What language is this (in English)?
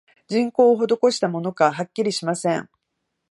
Japanese